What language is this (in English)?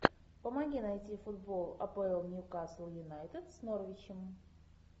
Russian